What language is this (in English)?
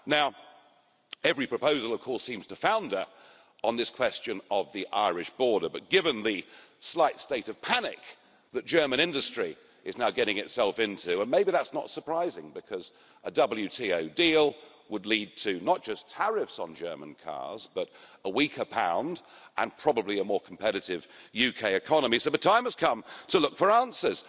English